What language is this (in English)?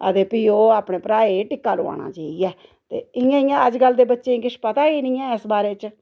Dogri